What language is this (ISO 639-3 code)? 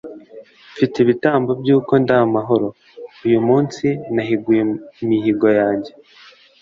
kin